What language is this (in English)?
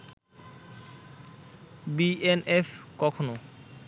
Bangla